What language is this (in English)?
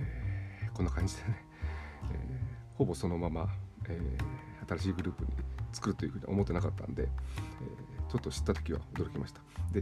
Japanese